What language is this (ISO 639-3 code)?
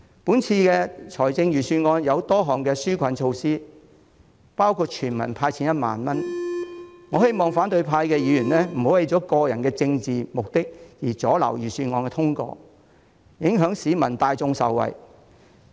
yue